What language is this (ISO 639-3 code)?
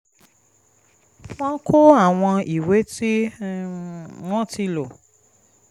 yor